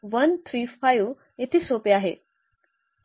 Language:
Marathi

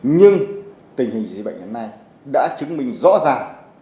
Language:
Vietnamese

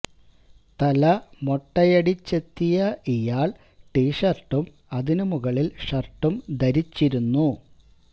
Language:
Malayalam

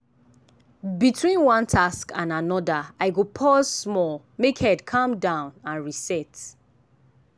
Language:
Nigerian Pidgin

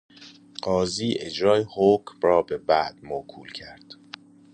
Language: Persian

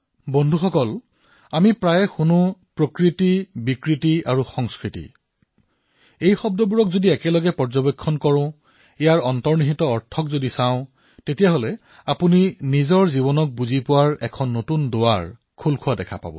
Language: Assamese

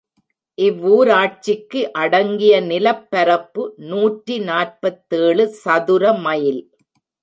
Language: Tamil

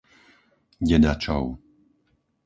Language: Slovak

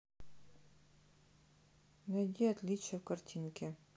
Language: Russian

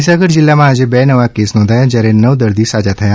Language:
Gujarati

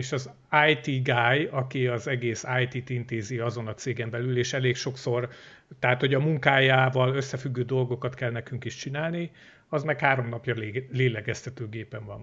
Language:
Hungarian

